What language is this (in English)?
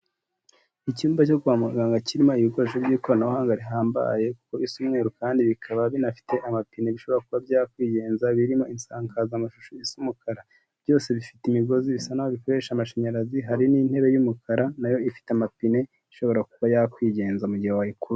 Kinyarwanda